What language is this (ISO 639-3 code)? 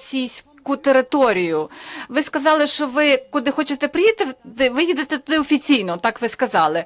ukr